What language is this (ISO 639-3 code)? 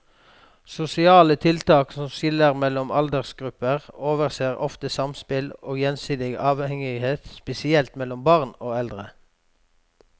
nor